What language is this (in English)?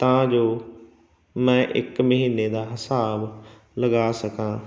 Punjabi